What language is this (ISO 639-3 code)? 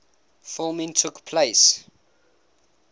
eng